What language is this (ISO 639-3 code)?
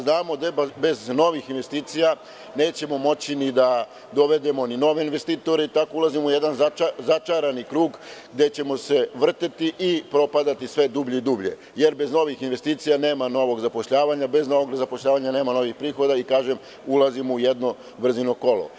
srp